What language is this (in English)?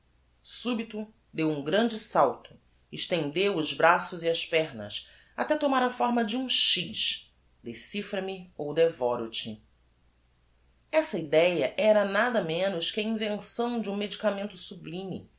Portuguese